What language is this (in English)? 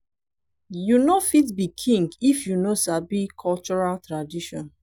Nigerian Pidgin